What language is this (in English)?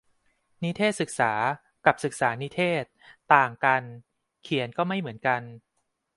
Thai